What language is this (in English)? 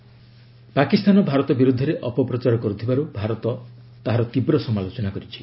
Odia